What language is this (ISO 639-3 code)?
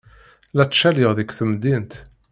kab